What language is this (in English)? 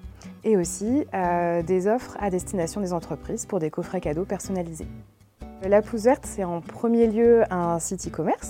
French